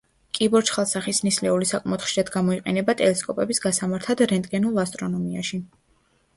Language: Georgian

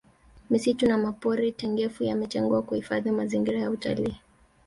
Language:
Swahili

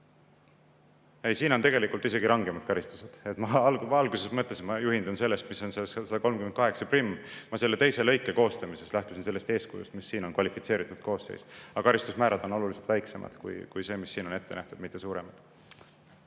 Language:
Estonian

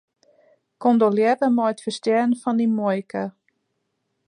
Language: Western Frisian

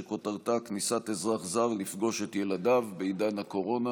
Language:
Hebrew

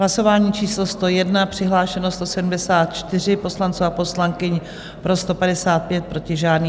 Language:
Czech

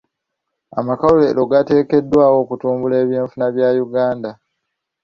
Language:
Ganda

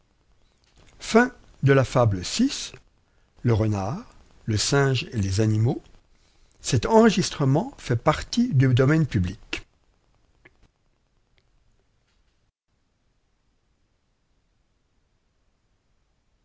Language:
French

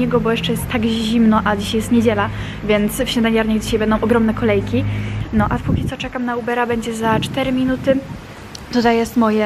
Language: Polish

